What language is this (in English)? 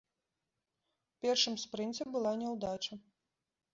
Belarusian